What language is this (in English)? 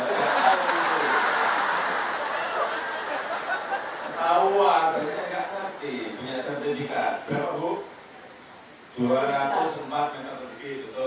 Indonesian